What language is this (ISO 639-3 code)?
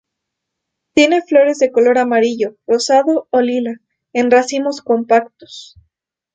spa